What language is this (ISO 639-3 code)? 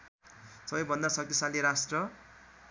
nep